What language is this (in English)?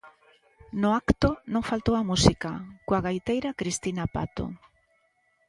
Galician